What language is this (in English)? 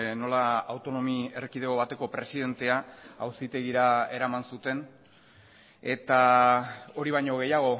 Basque